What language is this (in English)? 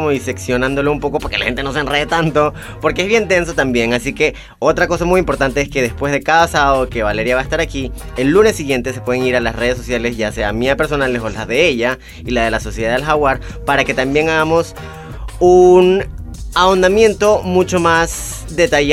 Spanish